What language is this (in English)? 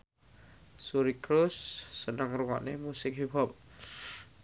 Javanese